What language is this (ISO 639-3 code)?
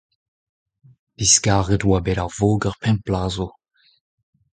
bre